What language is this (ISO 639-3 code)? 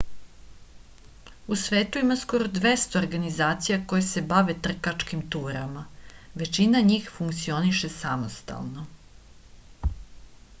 srp